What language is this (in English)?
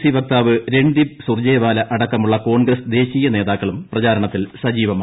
Malayalam